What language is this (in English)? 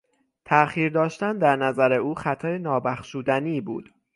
Persian